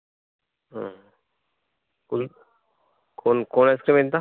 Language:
Telugu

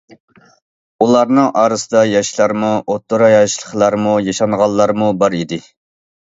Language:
Uyghur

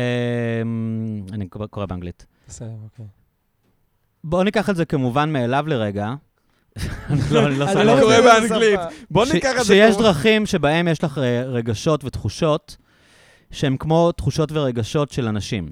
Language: Hebrew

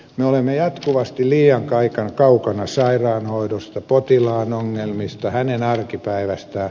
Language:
Finnish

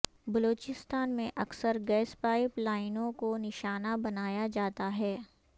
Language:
Urdu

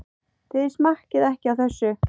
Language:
Icelandic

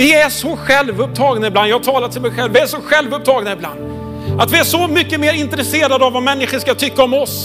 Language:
Swedish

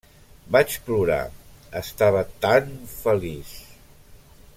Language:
Catalan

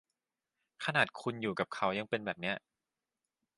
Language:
Thai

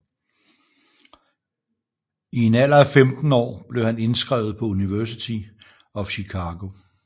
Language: Danish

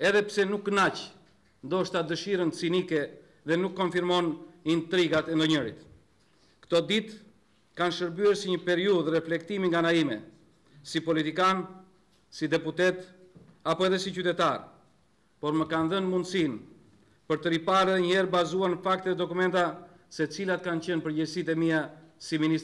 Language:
Romanian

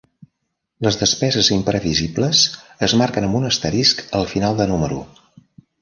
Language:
Catalan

